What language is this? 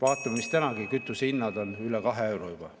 Estonian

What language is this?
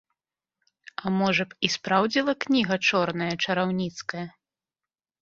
Belarusian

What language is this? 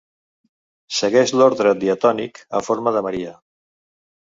Catalan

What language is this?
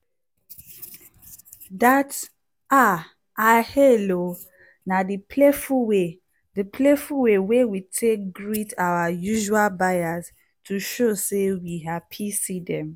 Nigerian Pidgin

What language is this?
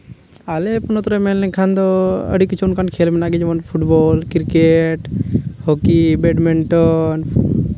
Santali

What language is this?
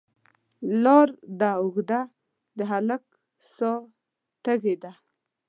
Pashto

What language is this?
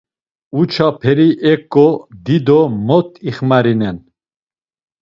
Laz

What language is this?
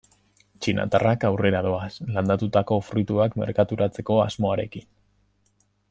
Basque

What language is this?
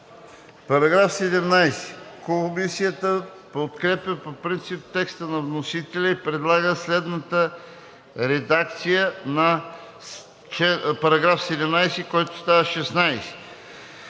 Bulgarian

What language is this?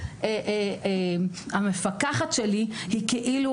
Hebrew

